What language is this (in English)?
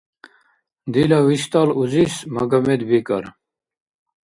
Dargwa